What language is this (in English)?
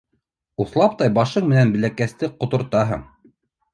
Bashkir